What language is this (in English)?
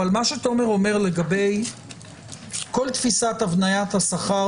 Hebrew